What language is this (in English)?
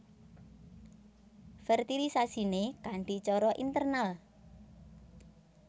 Javanese